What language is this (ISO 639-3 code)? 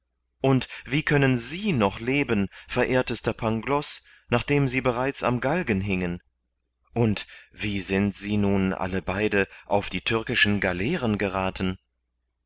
deu